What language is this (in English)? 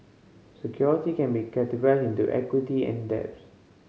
English